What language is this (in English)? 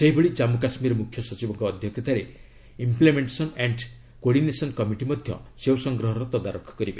Odia